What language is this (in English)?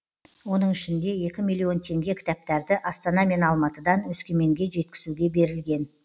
Kazakh